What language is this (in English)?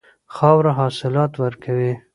Pashto